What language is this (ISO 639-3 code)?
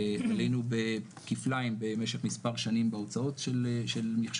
heb